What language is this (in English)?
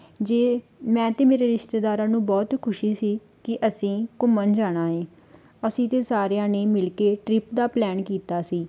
Punjabi